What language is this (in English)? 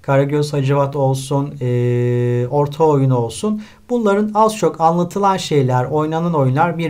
Turkish